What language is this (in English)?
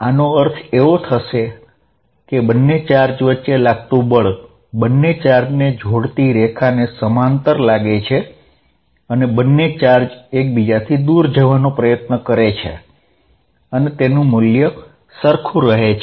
Gujarati